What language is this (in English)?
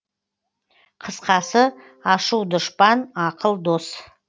Kazakh